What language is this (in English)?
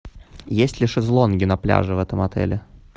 Russian